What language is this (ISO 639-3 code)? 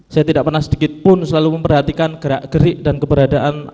ind